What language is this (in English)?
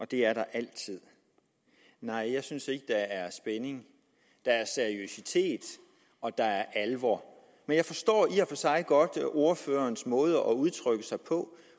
Danish